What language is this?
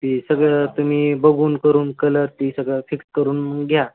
Marathi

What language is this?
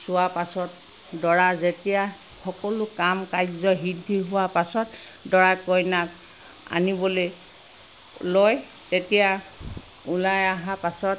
Assamese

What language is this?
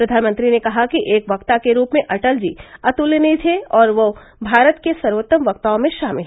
Hindi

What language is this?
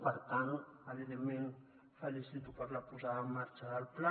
Catalan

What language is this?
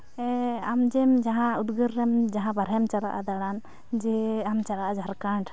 Santali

